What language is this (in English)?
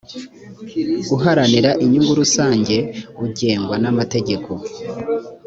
Kinyarwanda